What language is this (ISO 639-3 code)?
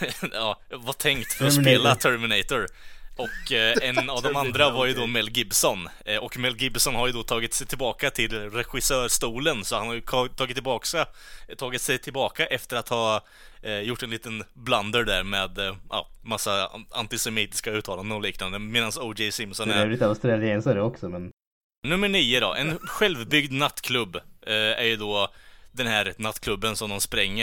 swe